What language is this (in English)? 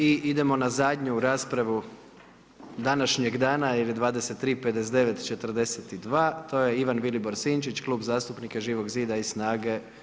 Croatian